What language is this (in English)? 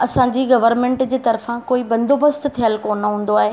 Sindhi